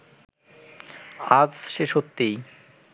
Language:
Bangla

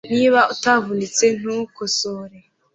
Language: Kinyarwanda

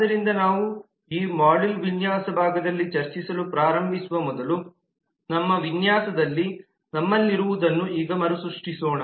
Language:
Kannada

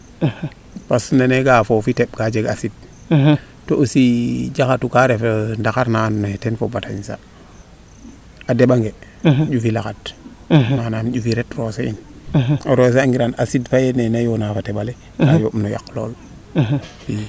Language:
Serer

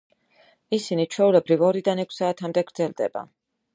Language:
Georgian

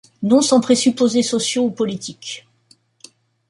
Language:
French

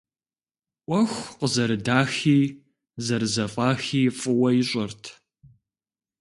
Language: Kabardian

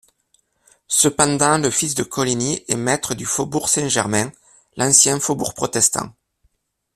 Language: French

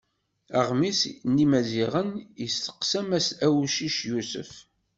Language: Kabyle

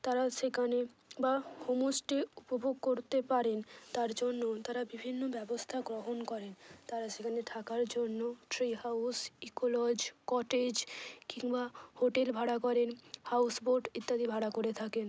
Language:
Bangla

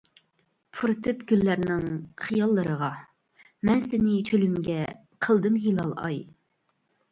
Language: Uyghur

